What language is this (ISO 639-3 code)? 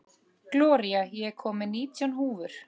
isl